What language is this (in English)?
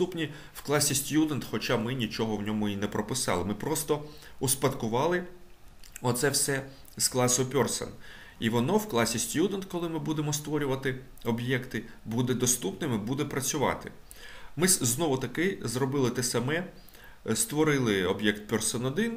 Ukrainian